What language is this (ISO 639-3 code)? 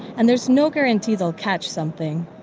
eng